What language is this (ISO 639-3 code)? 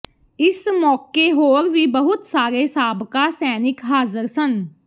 pan